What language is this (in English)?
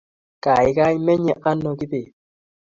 Kalenjin